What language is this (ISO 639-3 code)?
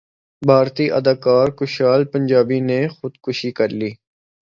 urd